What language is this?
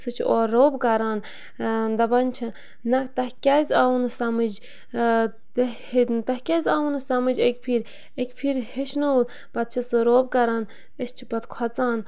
Kashmiri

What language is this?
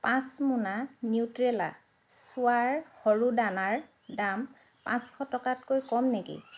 Assamese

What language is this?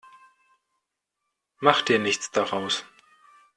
German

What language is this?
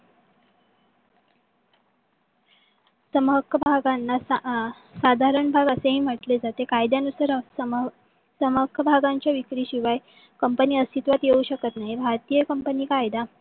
Marathi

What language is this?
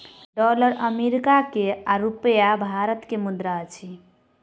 Maithili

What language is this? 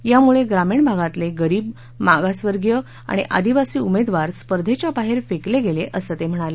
Marathi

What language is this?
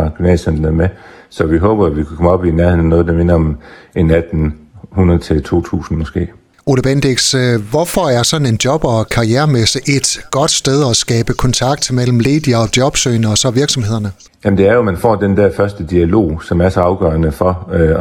Danish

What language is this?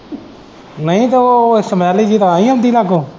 Punjabi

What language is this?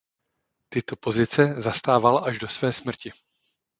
Czech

